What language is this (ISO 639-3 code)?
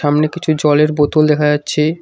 ben